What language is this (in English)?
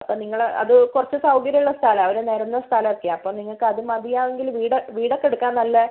Malayalam